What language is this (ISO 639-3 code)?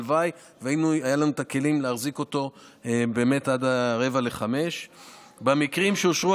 heb